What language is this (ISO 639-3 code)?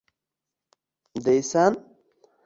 uzb